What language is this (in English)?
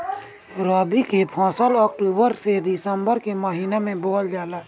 Bhojpuri